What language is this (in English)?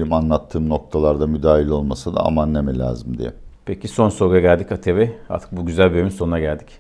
Turkish